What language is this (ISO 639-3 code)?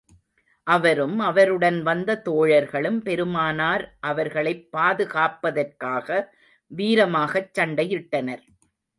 tam